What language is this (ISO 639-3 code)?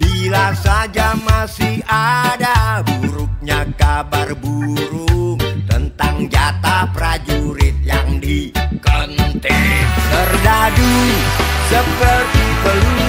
ind